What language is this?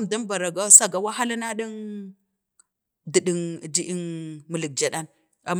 Bade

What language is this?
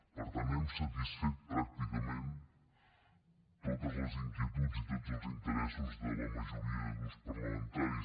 Catalan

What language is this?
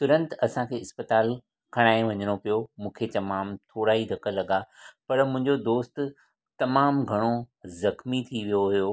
Sindhi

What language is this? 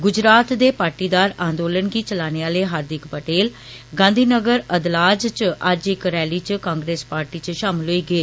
Dogri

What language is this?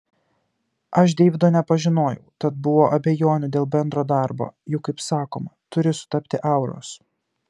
Lithuanian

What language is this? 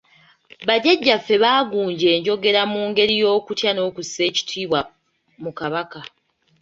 Ganda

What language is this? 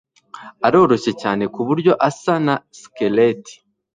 Kinyarwanda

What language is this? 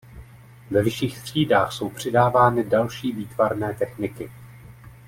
Czech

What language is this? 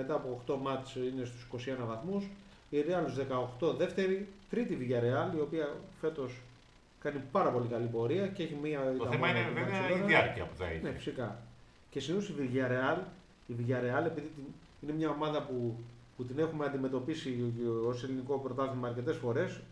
Greek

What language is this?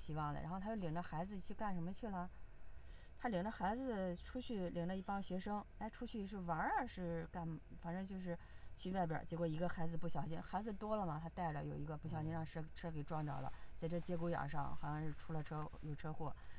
Chinese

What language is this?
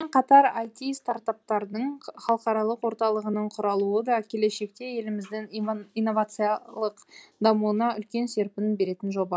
Kazakh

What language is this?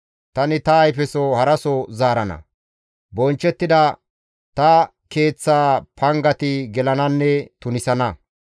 Gamo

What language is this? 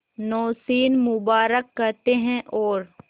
Hindi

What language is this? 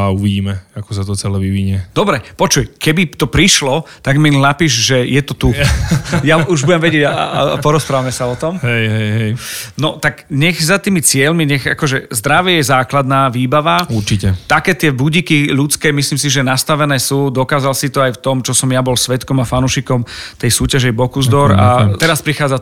Slovak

